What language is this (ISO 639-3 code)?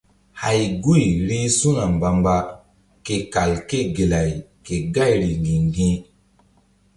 mdd